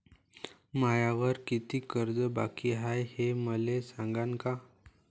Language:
Marathi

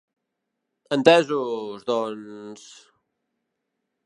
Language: Catalan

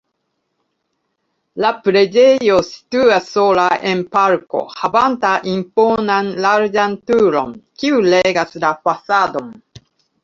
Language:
Esperanto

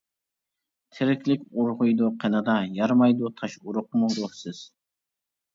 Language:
Uyghur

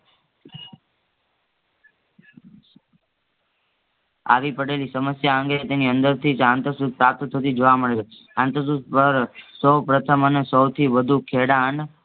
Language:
Gujarati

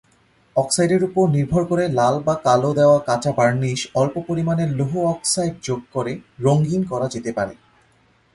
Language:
Bangla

